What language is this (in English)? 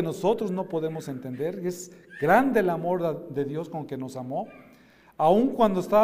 Spanish